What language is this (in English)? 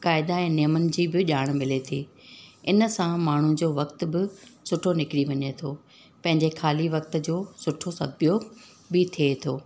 Sindhi